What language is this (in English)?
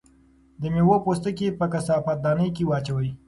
Pashto